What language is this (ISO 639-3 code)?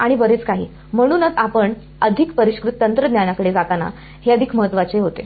mar